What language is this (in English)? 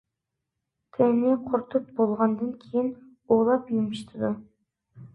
Uyghur